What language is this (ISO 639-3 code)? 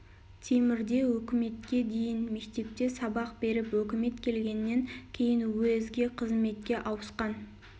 kaz